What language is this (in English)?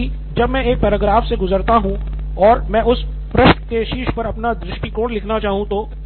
Hindi